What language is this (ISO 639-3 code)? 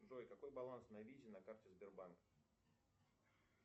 rus